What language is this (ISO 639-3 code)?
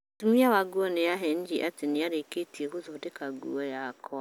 kik